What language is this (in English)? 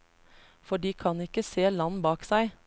Norwegian